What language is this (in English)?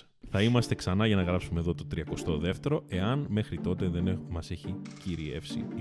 Greek